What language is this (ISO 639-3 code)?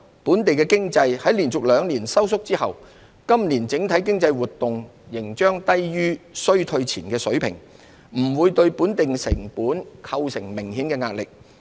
yue